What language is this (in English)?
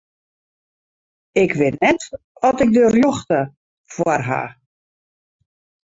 Western Frisian